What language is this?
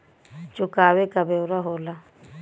Bhojpuri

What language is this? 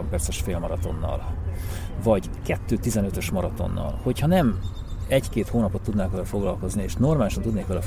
Hungarian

